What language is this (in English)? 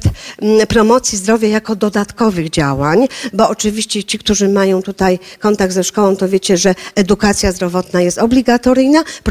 Polish